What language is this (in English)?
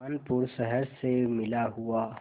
Hindi